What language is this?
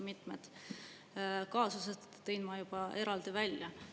Estonian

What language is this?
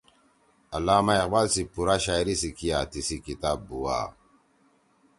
Torwali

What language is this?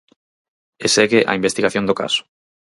Galician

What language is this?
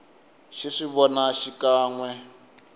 Tsonga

